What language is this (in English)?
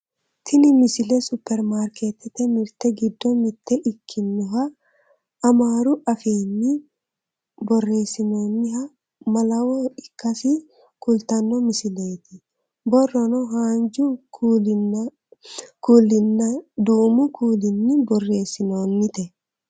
Sidamo